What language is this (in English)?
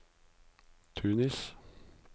Norwegian